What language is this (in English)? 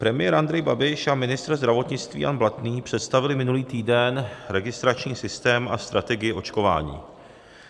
Czech